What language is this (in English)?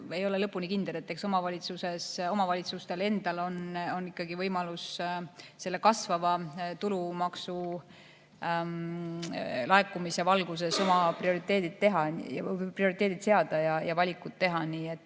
Estonian